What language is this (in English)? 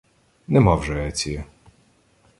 Ukrainian